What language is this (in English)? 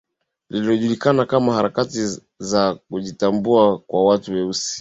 Swahili